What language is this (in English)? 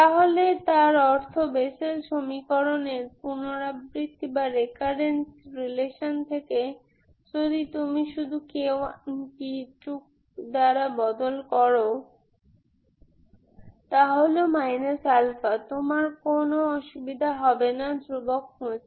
Bangla